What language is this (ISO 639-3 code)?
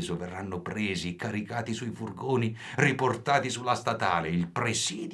ita